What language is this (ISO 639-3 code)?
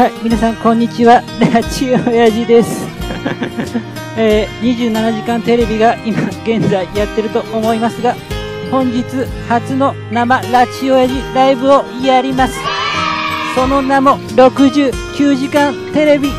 jpn